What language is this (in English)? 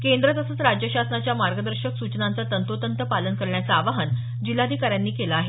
Marathi